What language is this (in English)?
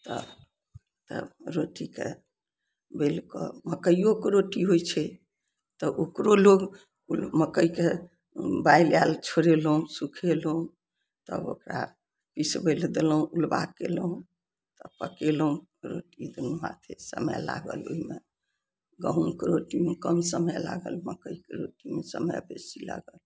Maithili